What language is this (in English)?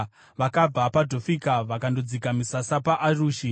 Shona